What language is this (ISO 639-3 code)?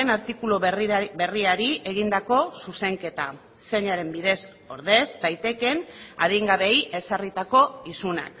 eus